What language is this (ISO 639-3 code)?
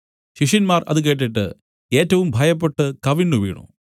mal